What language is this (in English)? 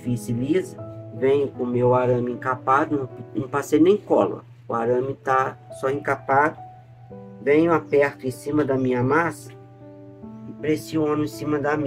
Portuguese